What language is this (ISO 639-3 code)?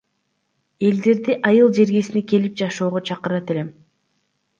kir